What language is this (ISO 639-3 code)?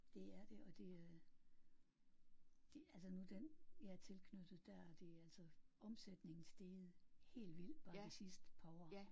dan